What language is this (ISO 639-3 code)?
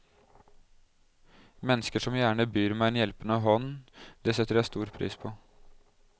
nor